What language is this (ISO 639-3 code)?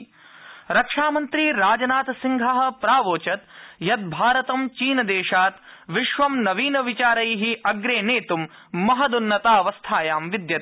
san